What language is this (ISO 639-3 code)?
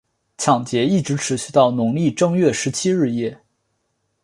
zho